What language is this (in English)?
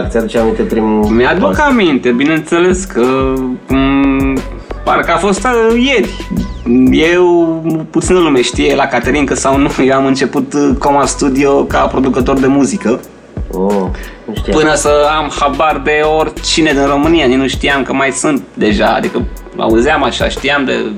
Romanian